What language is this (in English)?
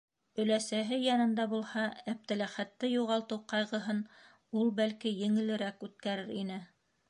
Bashkir